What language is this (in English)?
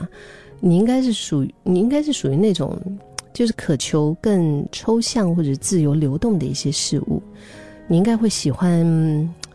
Chinese